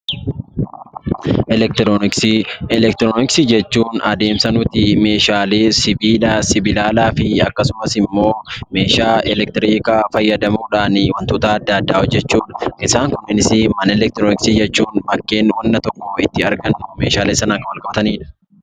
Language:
Oromo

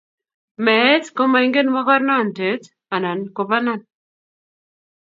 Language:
Kalenjin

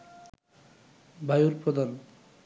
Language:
Bangla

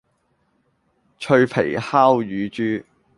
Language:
Cantonese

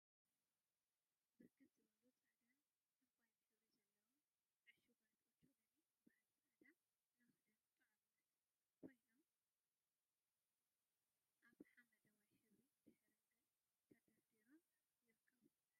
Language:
Tigrinya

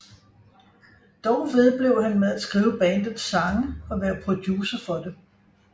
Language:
Danish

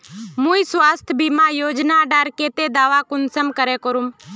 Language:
Magahi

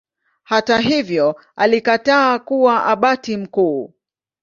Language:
Swahili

